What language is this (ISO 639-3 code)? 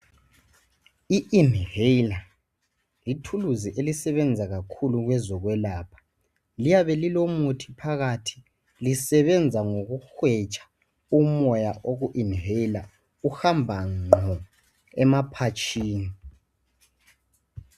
nde